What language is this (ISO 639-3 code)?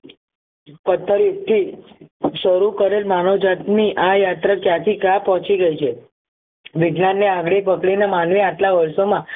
guj